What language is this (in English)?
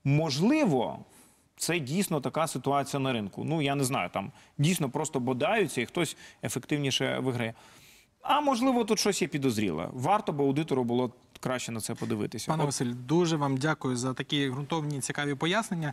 Ukrainian